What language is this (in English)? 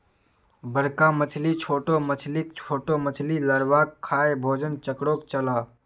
Magahi